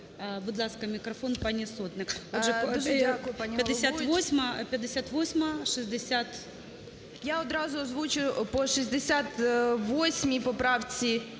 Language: Ukrainian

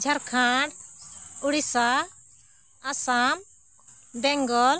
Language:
Santali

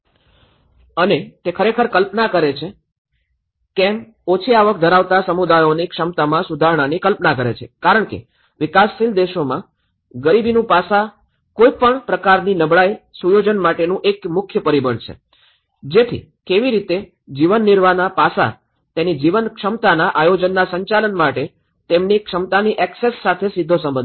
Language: Gujarati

